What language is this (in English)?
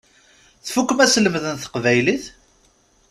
Kabyle